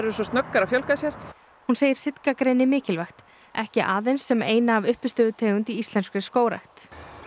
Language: Icelandic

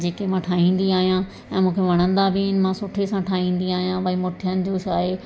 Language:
Sindhi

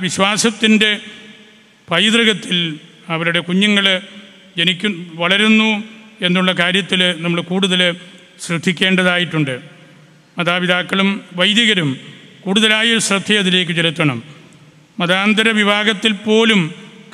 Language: Malayalam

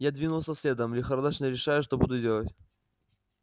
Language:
Russian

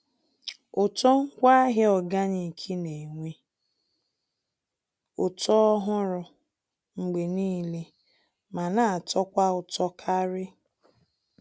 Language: Igbo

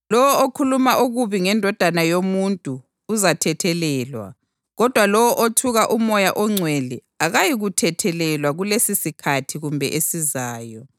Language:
North Ndebele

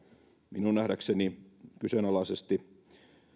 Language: Finnish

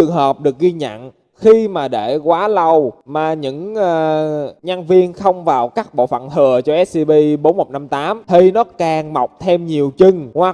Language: Vietnamese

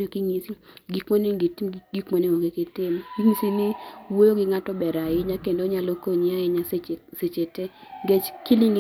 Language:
Luo (Kenya and Tanzania)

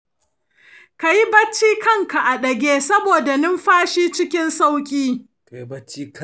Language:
Hausa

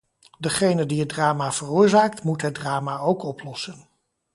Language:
Dutch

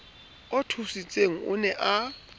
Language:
Southern Sotho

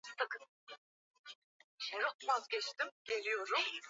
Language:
Swahili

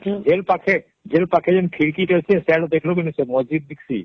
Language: Odia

